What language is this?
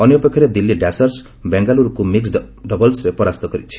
Odia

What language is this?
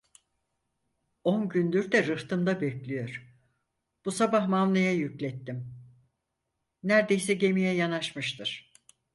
Turkish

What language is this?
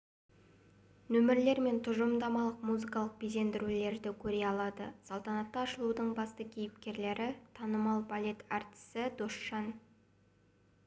Kazakh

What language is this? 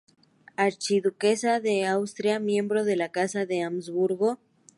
Spanish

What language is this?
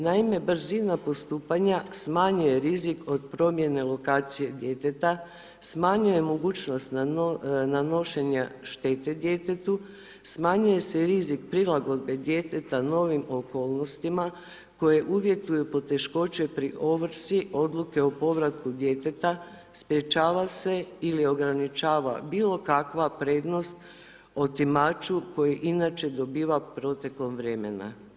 Croatian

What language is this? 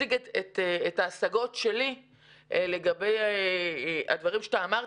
Hebrew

